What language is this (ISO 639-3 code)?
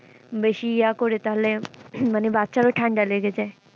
ben